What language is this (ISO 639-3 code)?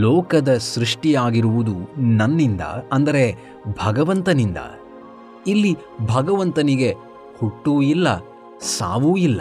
kan